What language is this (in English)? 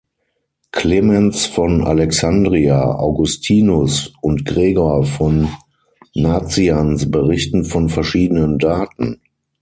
German